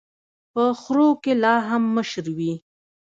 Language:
Pashto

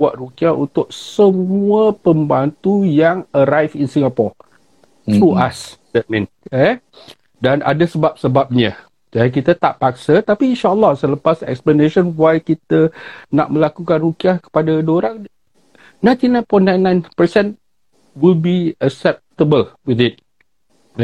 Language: Malay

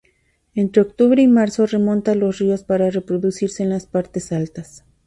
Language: Spanish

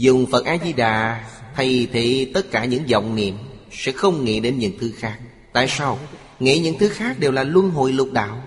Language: Vietnamese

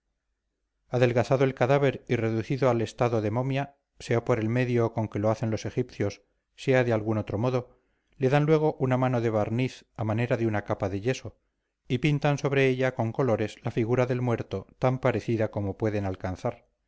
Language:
Spanish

